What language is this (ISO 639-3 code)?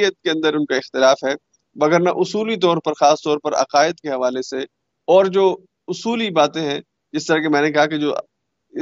urd